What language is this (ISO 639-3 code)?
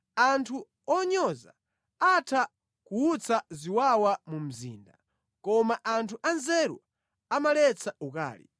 nya